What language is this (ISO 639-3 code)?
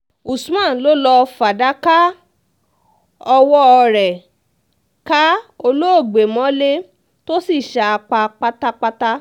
yor